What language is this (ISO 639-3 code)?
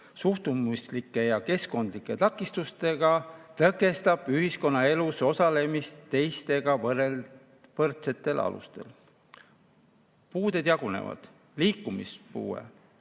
est